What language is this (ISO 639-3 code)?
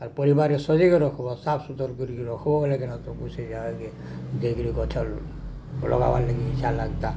ori